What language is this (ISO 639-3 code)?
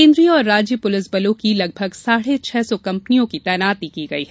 hin